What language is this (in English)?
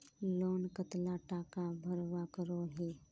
Magahi